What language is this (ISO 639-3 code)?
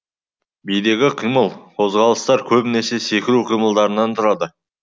kaz